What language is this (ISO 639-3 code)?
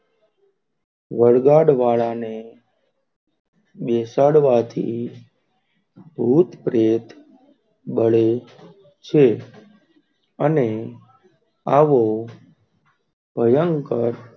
guj